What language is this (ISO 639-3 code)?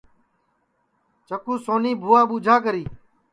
ssi